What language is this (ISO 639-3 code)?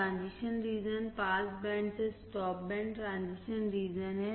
hin